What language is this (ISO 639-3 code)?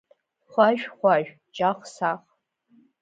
abk